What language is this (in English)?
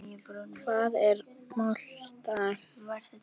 Icelandic